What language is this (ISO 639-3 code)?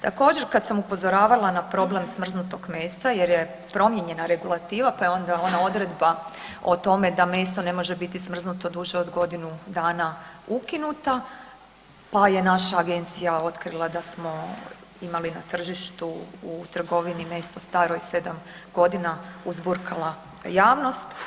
hrv